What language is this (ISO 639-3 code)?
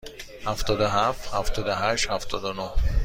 fas